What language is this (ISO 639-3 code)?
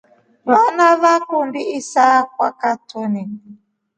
rof